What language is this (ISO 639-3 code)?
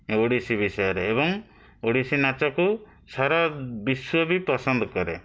ori